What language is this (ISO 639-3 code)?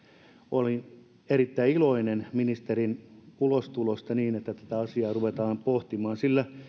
fin